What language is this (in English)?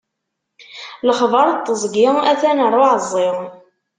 Kabyle